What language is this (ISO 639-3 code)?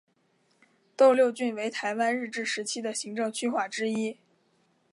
zho